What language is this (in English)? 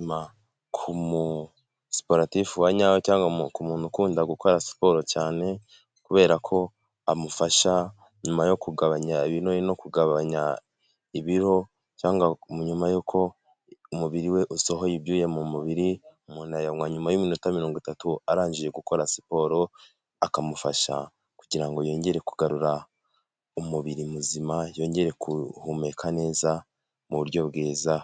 Kinyarwanda